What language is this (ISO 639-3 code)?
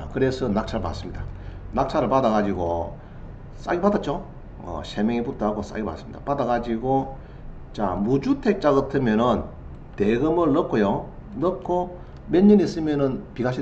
kor